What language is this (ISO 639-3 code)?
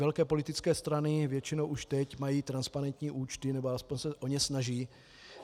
ces